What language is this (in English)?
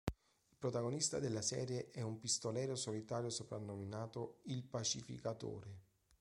Italian